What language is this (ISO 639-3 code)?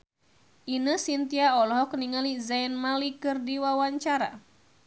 sun